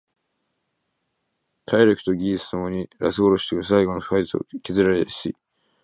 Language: Japanese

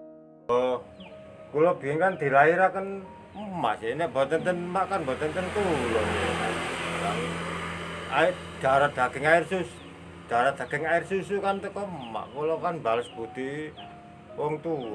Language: Indonesian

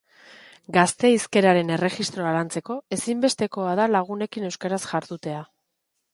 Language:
Basque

